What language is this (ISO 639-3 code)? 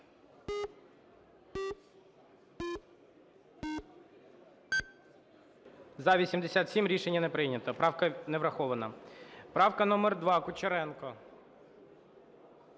ukr